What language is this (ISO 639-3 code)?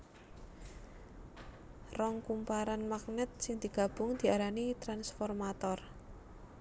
jav